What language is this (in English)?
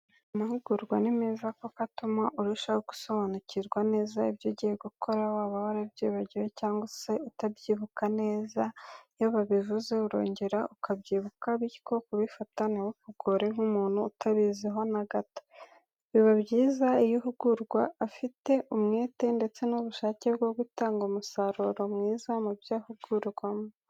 Kinyarwanda